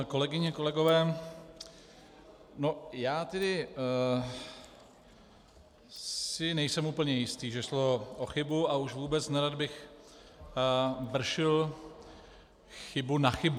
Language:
Czech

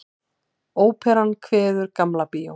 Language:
Icelandic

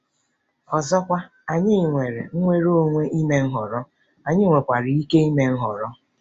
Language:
Igbo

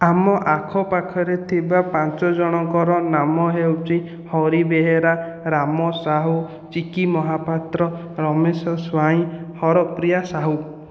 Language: Odia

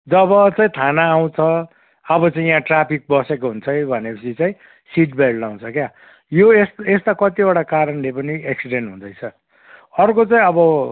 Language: Nepali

